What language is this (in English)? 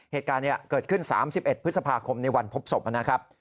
Thai